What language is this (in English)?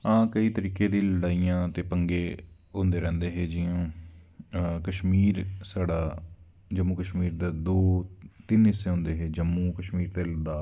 Dogri